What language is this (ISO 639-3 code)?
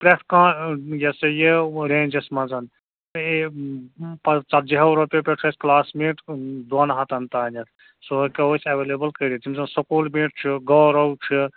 kas